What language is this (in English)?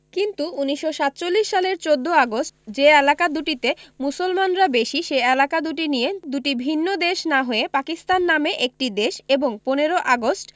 Bangla